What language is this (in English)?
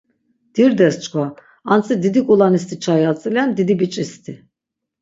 Laz